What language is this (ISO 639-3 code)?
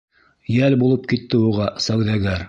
bak